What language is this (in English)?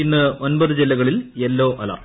Malayalam